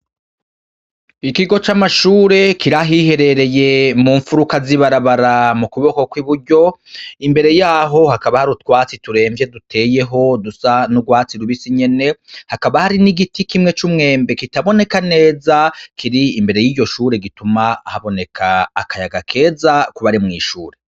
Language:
Rundi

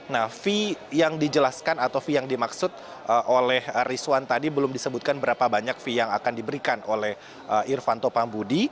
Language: Indonesian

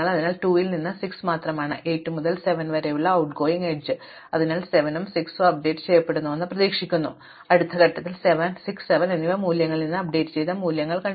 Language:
Malayalam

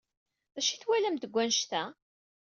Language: Kabyle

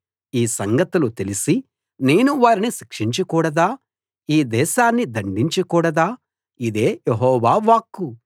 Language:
Telugu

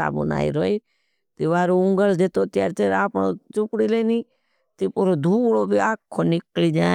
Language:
Bhili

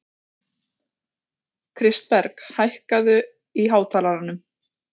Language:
Icelandic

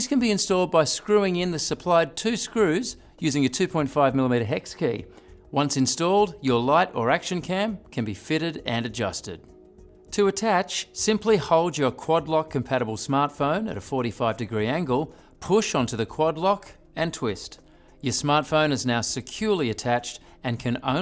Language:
English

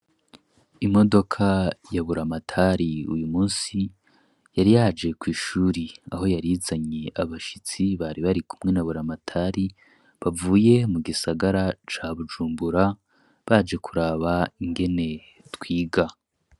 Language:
Rundi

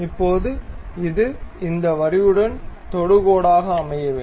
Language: Tamil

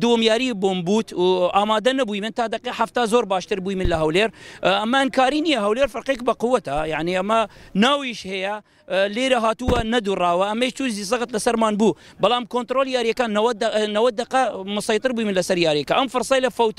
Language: Swedish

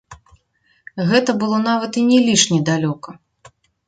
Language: Belarusian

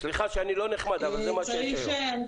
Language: Hebrew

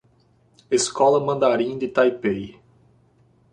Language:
Portuguese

